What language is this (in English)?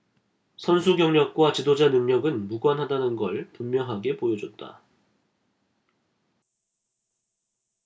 Korean